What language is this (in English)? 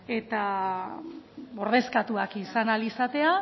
Basque